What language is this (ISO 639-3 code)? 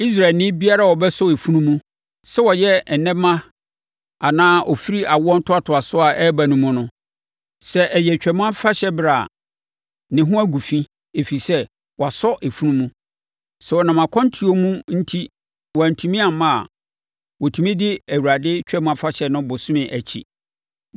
aka